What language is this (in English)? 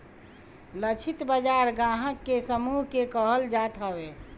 Bhojpuri